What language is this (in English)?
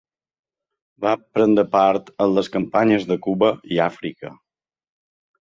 Catalan